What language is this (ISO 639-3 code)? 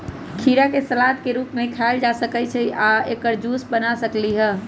mag